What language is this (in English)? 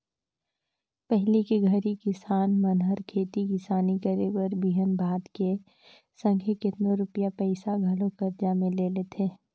Chhattisgarhi